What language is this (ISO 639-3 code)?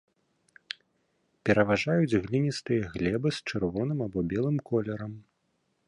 bel